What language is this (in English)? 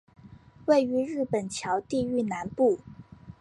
Chinese